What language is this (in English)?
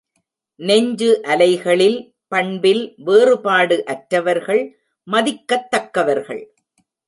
Tamil